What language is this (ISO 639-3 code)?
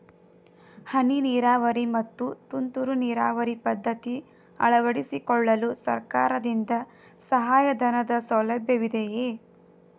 kan